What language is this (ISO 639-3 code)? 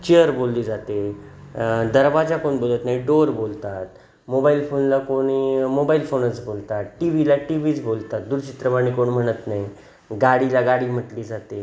mar